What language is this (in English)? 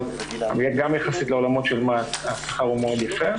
Hebrew